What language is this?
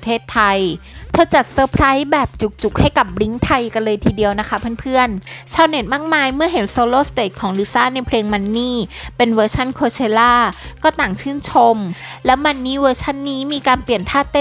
Thai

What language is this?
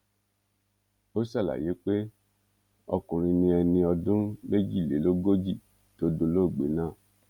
Yoruba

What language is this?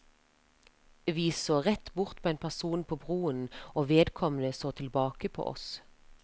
Norwegian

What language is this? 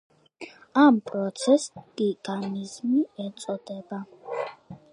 Georgian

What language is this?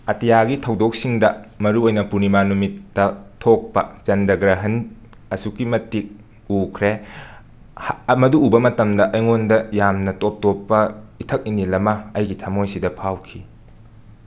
Manipuri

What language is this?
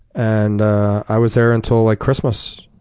English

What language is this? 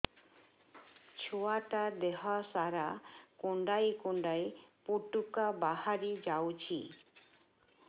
Odia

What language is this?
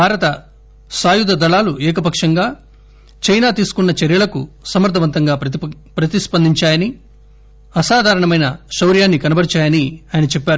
Telugu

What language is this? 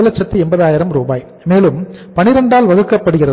Tamil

